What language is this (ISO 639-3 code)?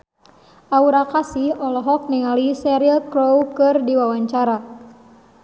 sun